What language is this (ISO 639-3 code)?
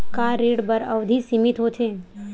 hne